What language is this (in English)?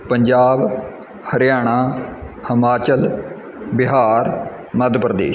Punjabi